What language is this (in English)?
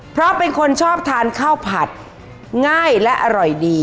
Thai